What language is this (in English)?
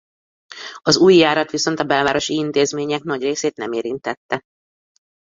Hungarian